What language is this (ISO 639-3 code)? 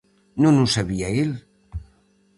glg